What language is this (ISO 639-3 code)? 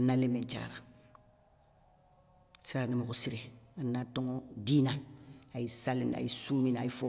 snk